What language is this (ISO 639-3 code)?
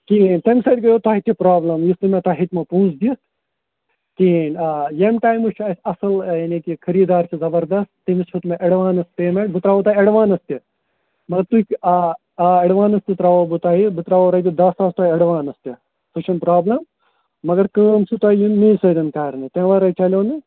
kas